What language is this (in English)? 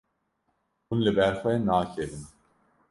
Kurdish